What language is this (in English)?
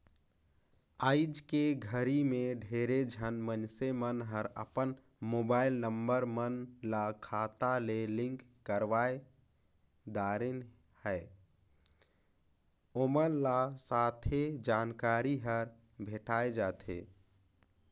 Chhattisgarhi